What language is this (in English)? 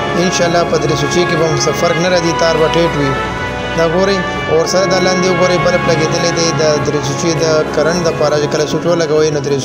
Romanian